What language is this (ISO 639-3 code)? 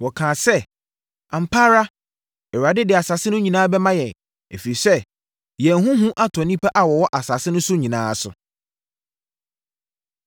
aka